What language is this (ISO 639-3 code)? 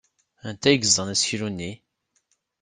kab